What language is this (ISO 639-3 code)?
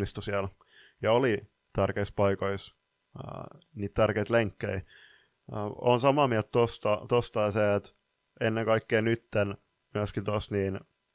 fin